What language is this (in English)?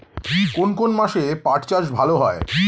Bangla